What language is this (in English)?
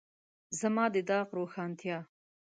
Pashto